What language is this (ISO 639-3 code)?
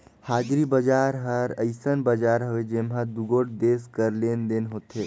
hne